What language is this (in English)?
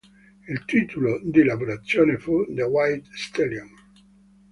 Italian